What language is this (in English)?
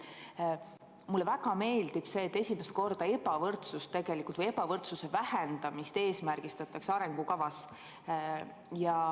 Estonian